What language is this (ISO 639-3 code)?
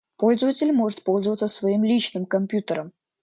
rus